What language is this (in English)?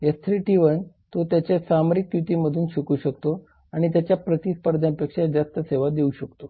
Marathi